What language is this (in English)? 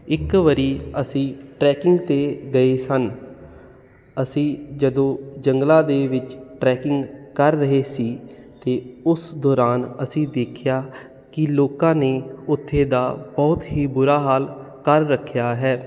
Punjabi